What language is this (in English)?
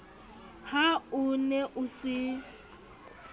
Southern Sotho